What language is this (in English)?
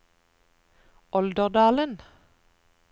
Norwegian